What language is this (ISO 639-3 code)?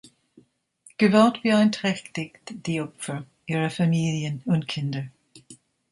deu